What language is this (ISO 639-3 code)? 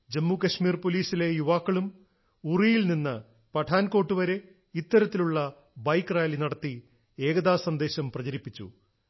mal